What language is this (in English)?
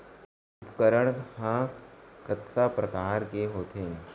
Chhattisgarhi